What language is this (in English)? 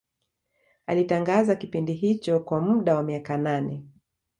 Swahili